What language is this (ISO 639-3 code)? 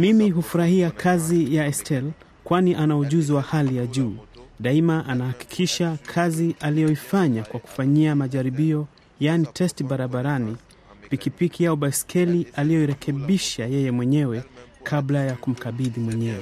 swa